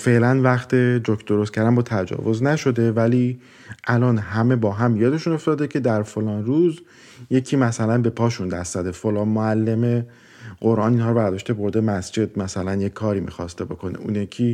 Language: Persian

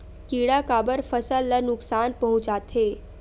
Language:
Chhattisgarhi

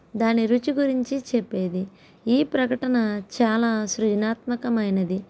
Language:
Telugu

